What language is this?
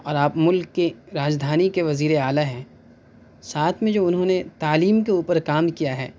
Urdu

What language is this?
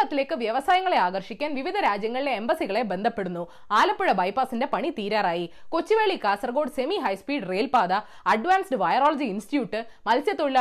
Malayalam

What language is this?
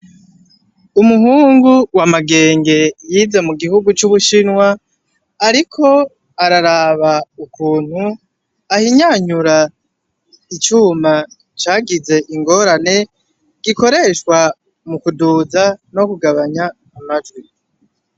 Rundi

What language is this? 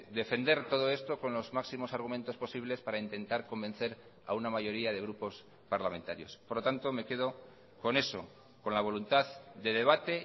Spanish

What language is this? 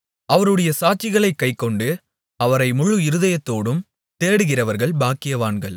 Tamil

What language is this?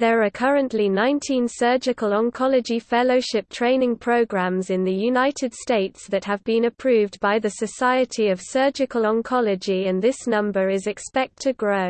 English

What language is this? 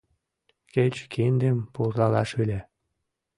Mari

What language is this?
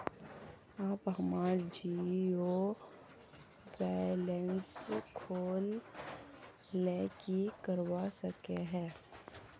Magahi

